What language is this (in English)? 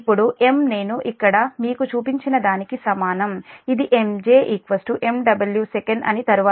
Telugu